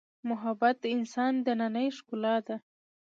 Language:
Pashto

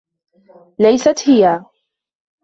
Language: Arabic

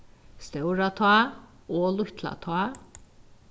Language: Faroese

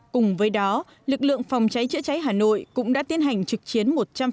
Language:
Vietnamese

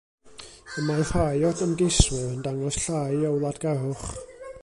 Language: Welsh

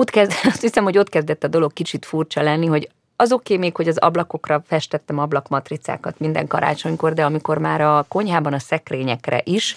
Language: Hungarian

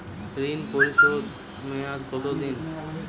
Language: Bangla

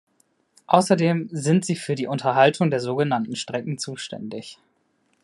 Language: German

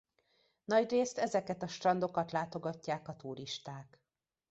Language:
Hungarian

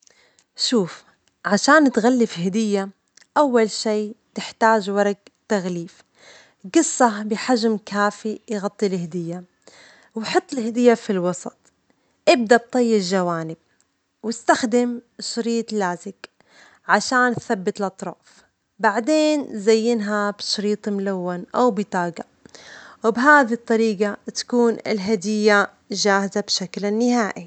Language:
Omani Arabic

